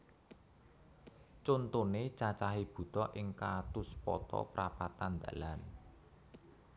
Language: Javanese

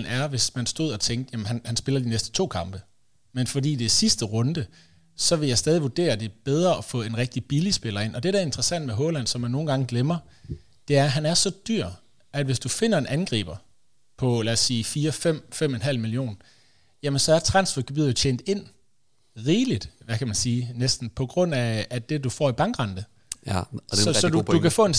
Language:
Danish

